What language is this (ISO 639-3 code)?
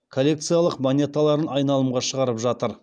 kaz